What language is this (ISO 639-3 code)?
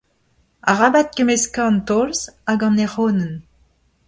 bre